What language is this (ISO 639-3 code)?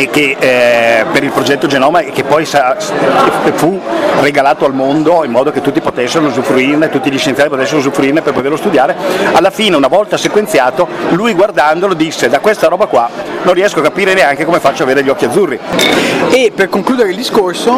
ita